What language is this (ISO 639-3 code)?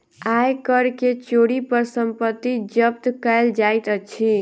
mai